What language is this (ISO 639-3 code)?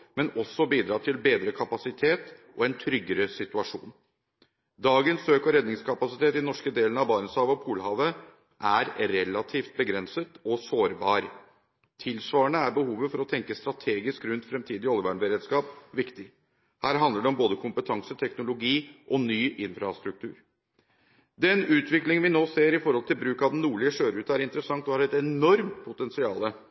nob